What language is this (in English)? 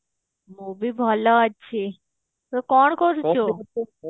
Odia